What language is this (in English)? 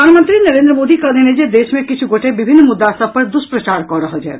Maithili